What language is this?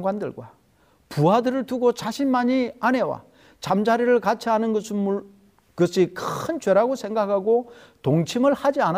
Korean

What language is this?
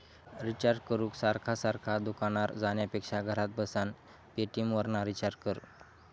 Marathi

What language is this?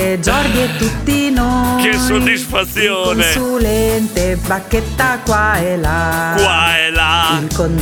Italian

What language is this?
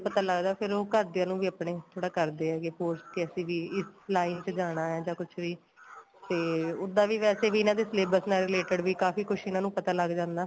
Punjabi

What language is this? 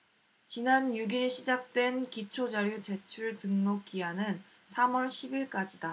Korean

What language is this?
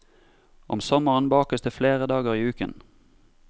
Norwegian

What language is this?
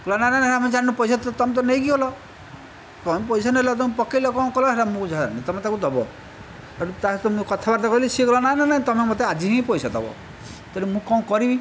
Odia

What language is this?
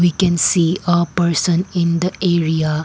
English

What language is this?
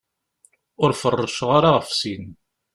Kabyle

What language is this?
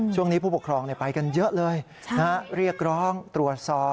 Thai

